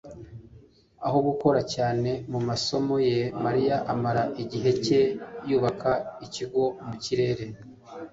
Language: Kinyarwanda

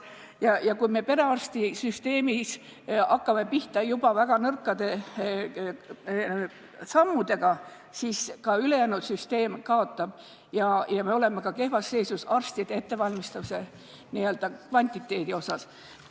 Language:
Estonian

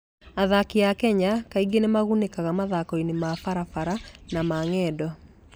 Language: Kikuyu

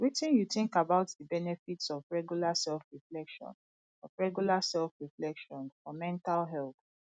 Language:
Nigerian Pidgin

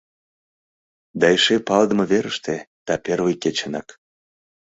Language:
Mari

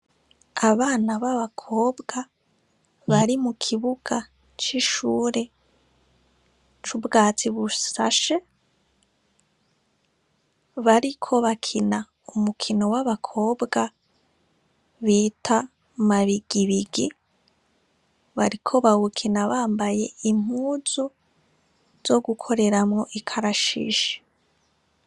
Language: Rundi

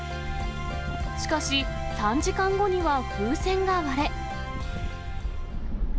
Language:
Japanese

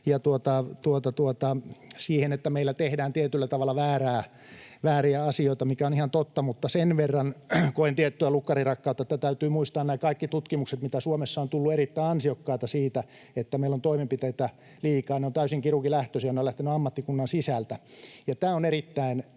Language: Finnish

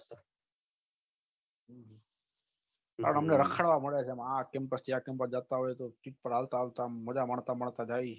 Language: Gujarati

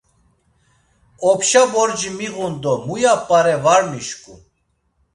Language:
Laz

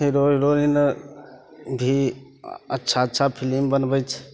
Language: Maithili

